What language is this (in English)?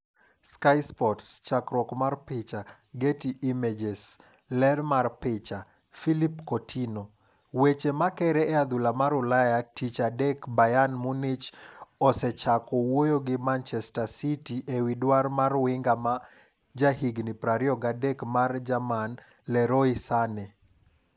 Luo (Kenya and Tanzania)